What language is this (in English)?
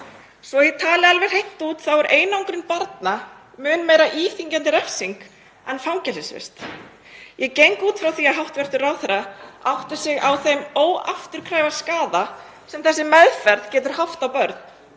Icelandic